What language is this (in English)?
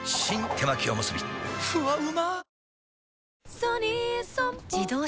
Japanese